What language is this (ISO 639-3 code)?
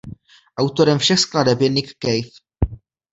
ces